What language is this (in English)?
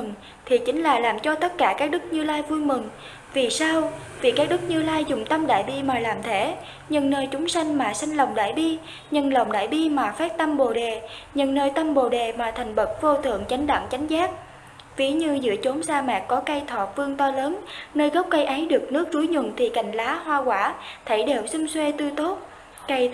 Vietnamese